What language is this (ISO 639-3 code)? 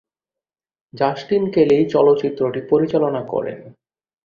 ben